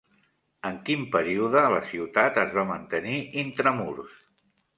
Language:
Catalan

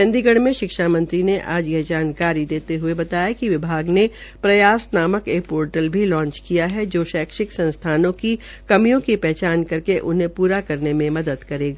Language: Hindi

